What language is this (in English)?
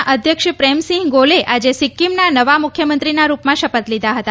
Gujarati